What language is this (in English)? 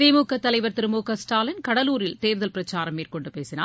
Tamil